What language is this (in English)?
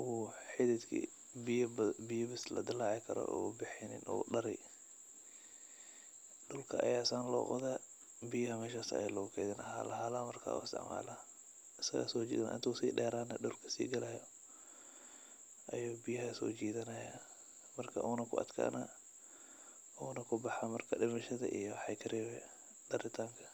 Somali